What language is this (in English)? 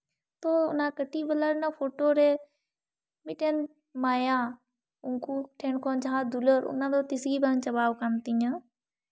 Santali